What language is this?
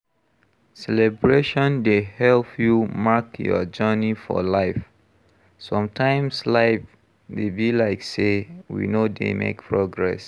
Nigerian Pidgin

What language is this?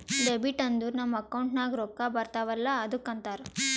Kannada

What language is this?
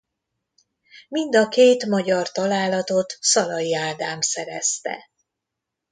Hungarian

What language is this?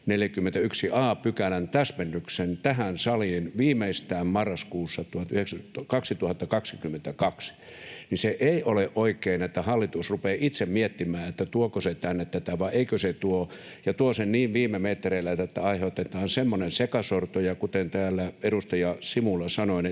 Finnish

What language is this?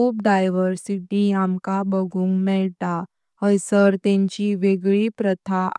Konkani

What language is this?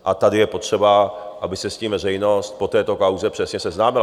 Czech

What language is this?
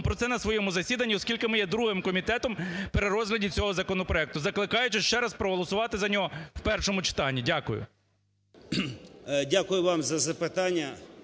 Ukrainian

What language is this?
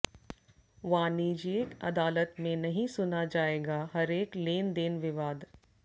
Hindi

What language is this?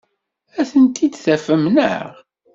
Kabyle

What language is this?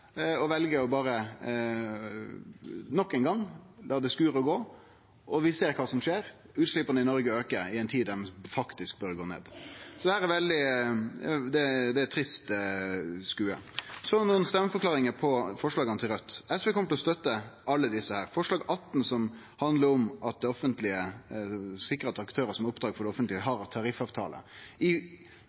Norwegian Nynorsk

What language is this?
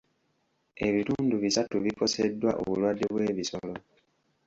Ganda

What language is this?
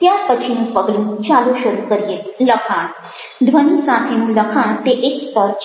Gujarati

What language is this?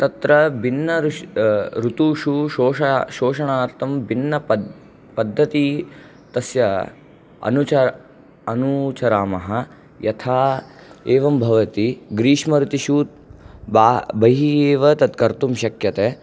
Sanskrit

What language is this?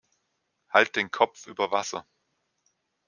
German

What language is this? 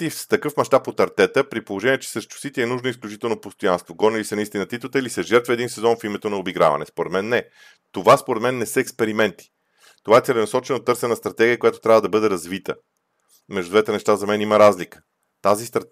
Bulgarian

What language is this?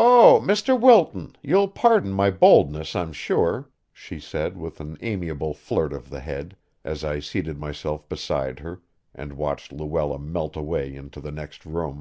English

